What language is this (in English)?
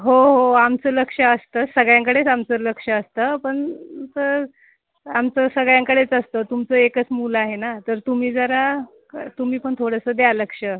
Marathi